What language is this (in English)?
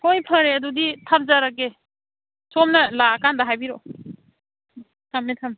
Manipuri